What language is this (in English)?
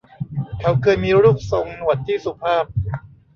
Thai